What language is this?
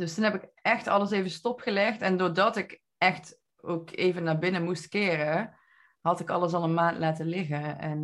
Dutch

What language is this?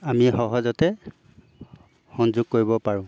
Assamese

